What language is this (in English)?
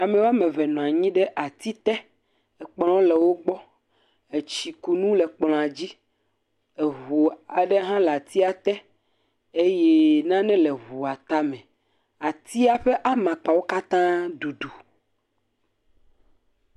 Ewe